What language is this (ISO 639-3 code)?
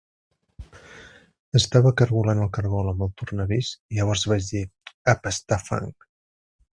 cat